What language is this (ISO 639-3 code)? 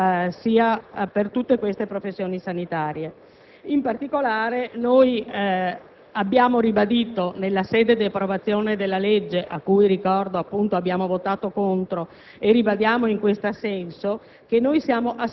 ita